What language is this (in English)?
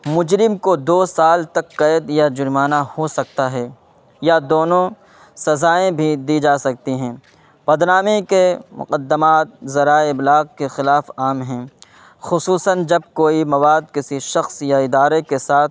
Urdu